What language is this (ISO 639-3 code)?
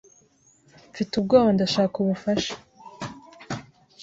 kin